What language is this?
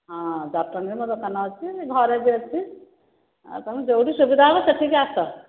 Odia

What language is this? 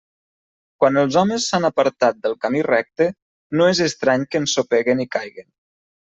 Catalan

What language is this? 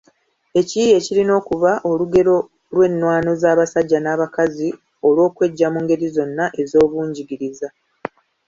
Ganda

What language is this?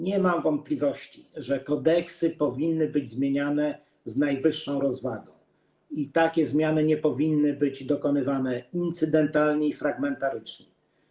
Polish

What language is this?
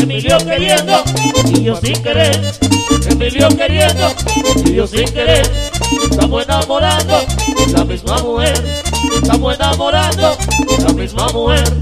Spanish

